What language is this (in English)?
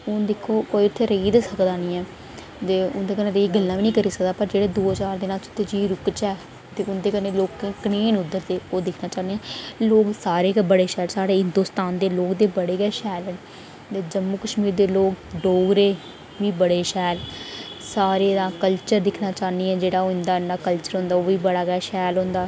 Dogri